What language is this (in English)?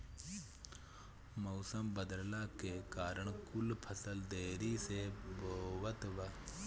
Bhojpuri